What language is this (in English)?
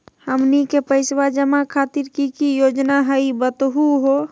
Magahi